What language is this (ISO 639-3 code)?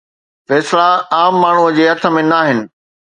snd